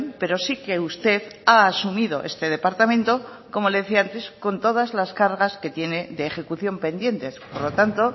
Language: Spanish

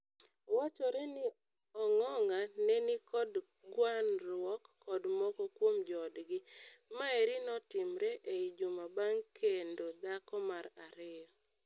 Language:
Luo (Kenya and Tanzania)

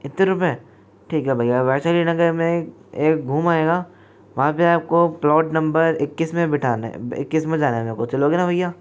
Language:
Hindi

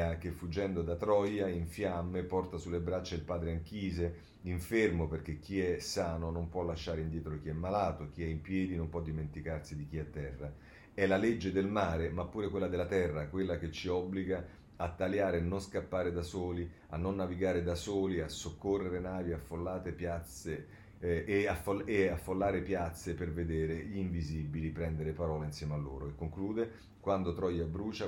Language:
Italian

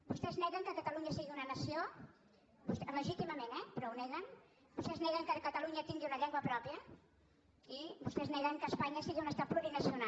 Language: Catalan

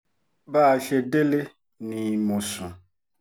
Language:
Yoruba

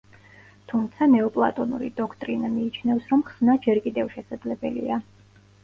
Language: Georgian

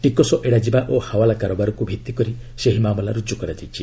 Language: Odia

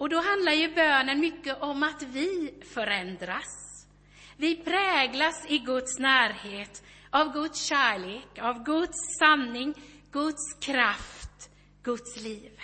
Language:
Swedish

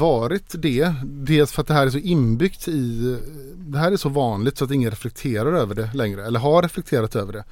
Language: Swedish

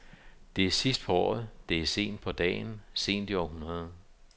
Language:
Danish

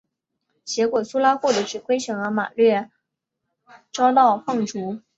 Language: Chinese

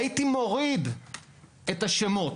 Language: Hebrew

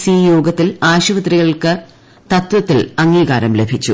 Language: Malayalam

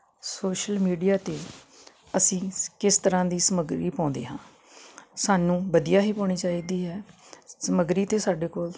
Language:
Punjabi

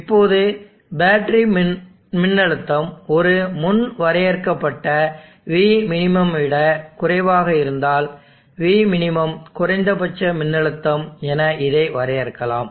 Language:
Tamil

